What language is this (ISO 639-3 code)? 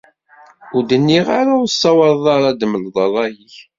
kab